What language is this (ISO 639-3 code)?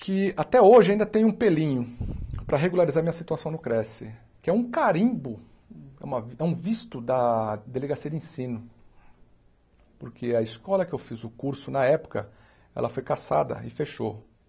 por